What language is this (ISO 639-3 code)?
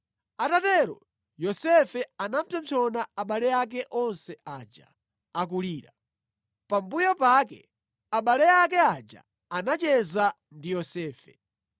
nya